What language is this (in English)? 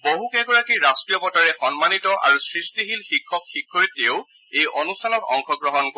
Assamese